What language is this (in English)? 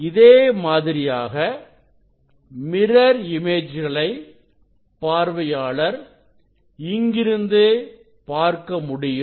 Tamil